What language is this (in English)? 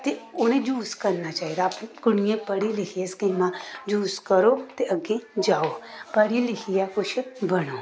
Dogri